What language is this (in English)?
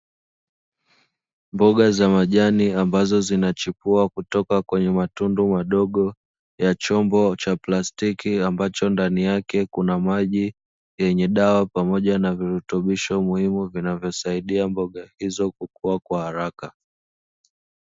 Swahili